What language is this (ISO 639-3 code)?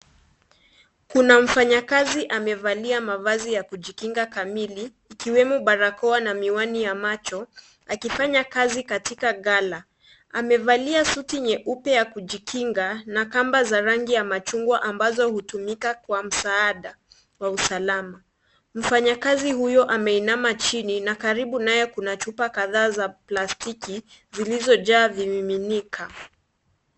swa